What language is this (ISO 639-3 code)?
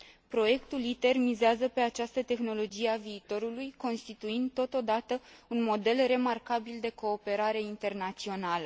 ron